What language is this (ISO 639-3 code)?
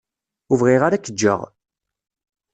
kab